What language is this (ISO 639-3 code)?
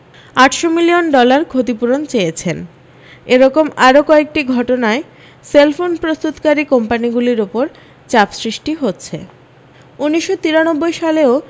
ben